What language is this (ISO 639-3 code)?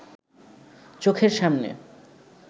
ben